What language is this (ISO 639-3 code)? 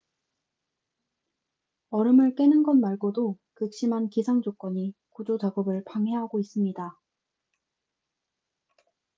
kor